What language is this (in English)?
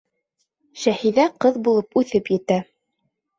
Bashkir